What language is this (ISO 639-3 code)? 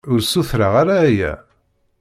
kab